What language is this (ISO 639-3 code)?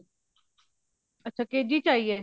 pan